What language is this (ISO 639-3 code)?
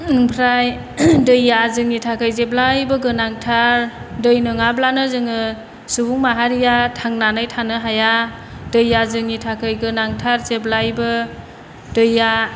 brx